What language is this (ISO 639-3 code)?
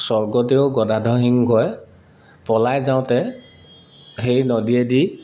asm